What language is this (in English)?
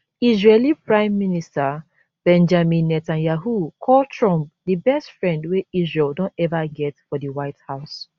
Nigerian Pidgin